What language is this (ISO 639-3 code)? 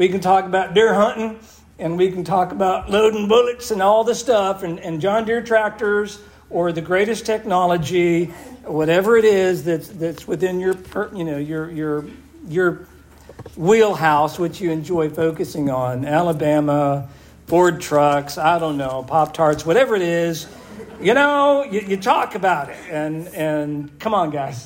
eng